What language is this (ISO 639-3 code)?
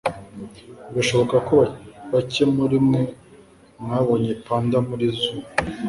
kin